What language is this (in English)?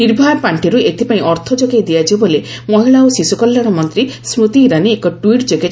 Odia